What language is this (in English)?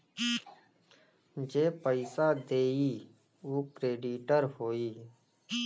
Bhojpuri